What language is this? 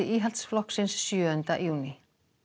Icelandic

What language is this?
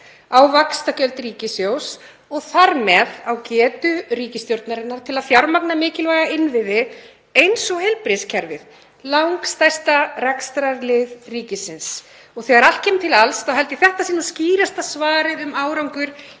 Icelandic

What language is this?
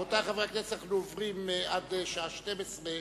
Hebrew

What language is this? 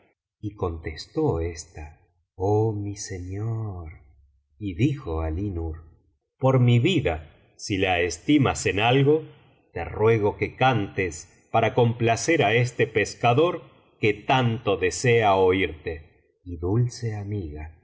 Spanish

